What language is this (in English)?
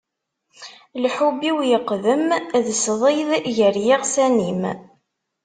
Kabyle